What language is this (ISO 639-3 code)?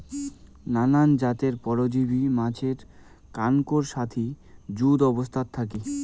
ben